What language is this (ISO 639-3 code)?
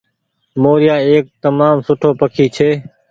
gig